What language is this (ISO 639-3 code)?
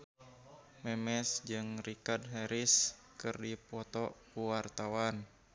sun